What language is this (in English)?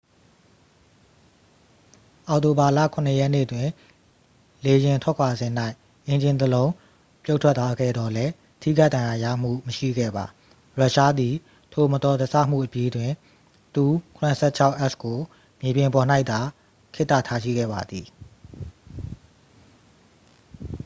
Burmese